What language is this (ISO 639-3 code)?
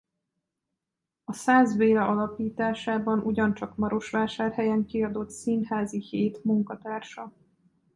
hun